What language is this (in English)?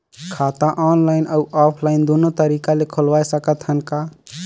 Chhattisgarhi